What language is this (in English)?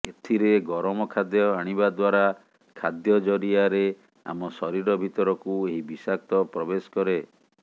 Odia